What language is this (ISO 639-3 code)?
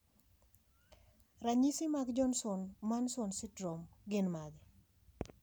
luo